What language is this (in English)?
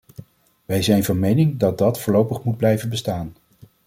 Dutch